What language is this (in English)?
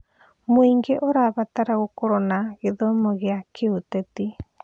Kikuyu